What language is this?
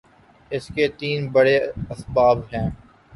Urdu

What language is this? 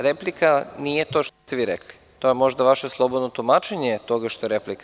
Serbian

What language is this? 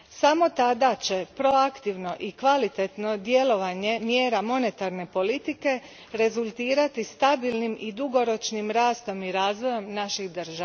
Croatian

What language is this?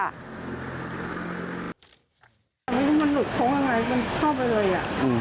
Thai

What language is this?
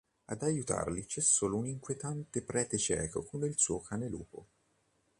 Italian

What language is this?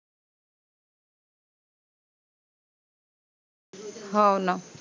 Marathi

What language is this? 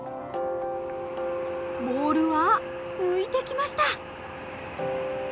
Japanese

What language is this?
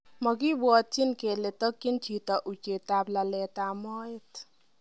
Kalenjin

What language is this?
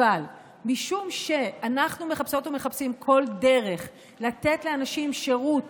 Hebrew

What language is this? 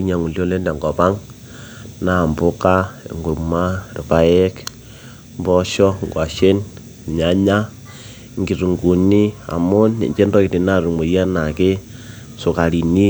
Masai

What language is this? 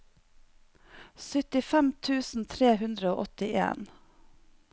Norwegian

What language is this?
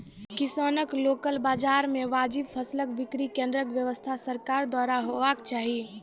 Maithili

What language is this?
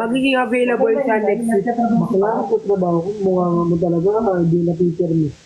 Filipino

